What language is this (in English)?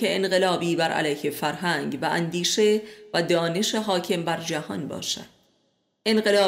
Persian